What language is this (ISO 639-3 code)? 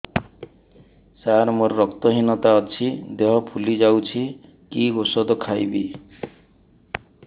ori